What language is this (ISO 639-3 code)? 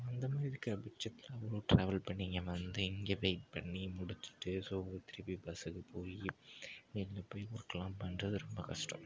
tam